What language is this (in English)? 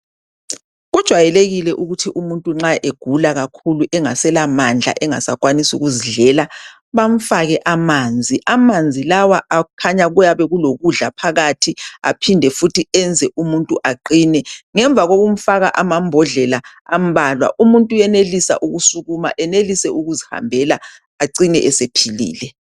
North Ndebele